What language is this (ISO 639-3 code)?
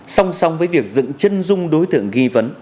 vie